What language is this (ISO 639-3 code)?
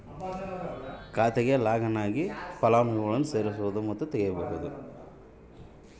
kan